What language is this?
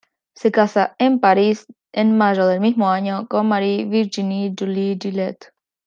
Spanish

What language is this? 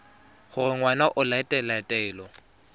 Tswana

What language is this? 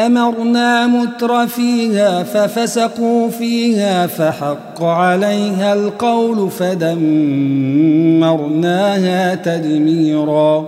Arabic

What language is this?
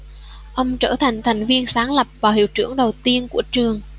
Vietnamese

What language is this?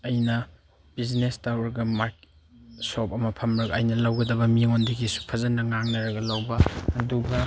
Manipuri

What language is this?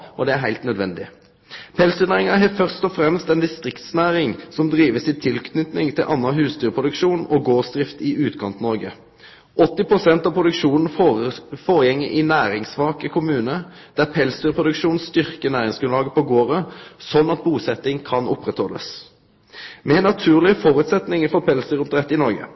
Norwegian Nynorsk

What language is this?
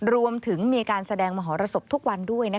Thai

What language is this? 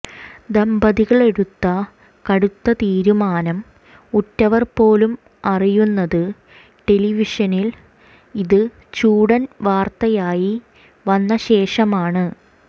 Malayalam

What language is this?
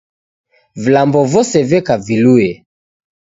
Taita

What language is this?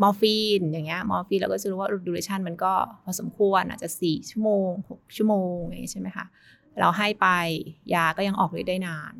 Thai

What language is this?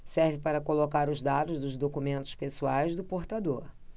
Portuguese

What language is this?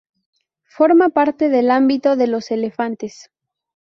Spanish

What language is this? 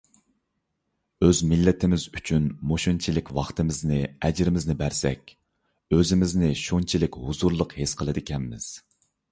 Uyghur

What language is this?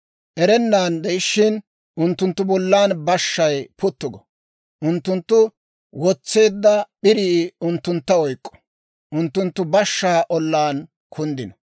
Dawro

